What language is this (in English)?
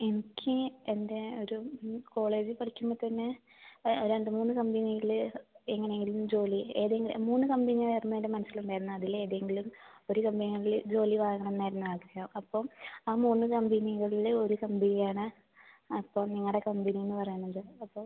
Malayalam